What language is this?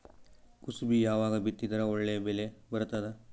Kannada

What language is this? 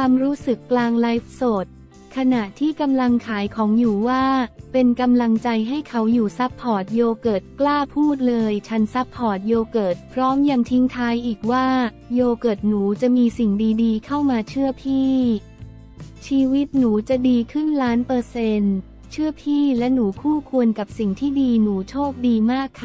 Thai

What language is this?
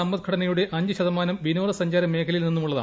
Malayalam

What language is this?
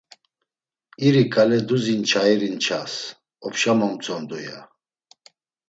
Laz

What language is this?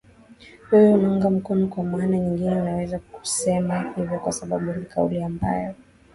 Swahili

